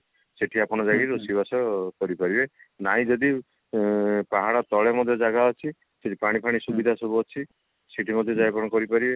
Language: Odia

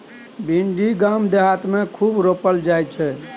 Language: Maithili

